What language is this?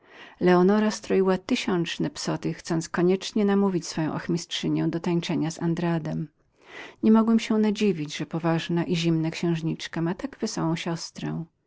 Polish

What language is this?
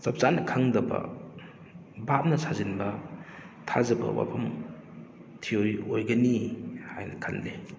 Manipuri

